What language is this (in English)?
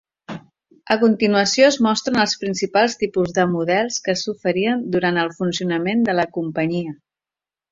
Catalan